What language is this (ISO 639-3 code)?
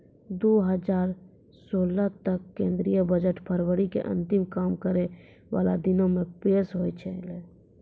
mai